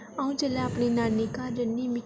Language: Dogri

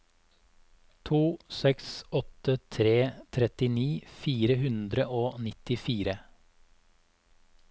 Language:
Norwegian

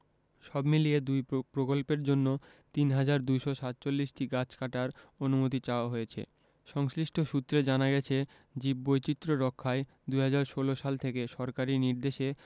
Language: Bangla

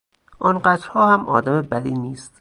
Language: Persian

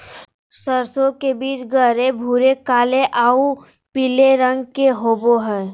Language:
Magahi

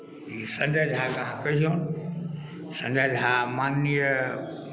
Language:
Maithili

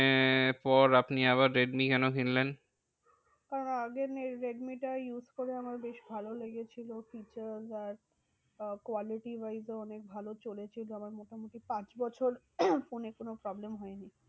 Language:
Bangla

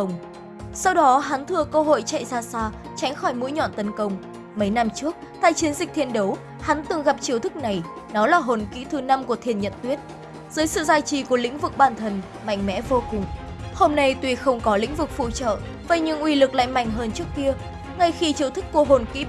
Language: Vietnamese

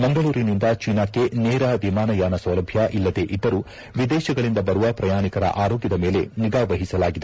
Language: Kannada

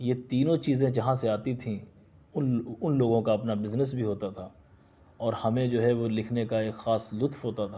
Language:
Urdu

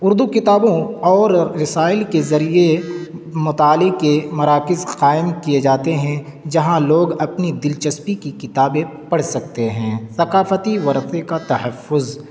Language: Urdu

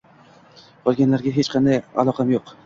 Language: Uzbek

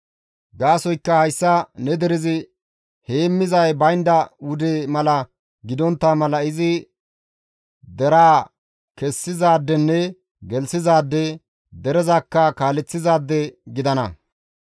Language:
Gamo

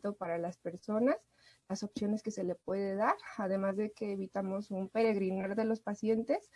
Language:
Spanish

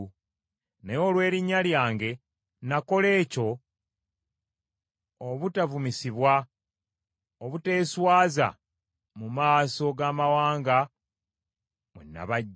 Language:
Ganda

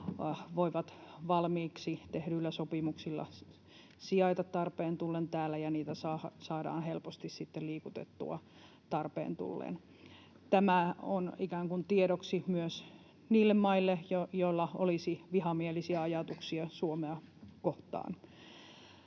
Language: Finnish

